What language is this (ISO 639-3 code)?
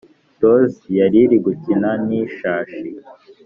kin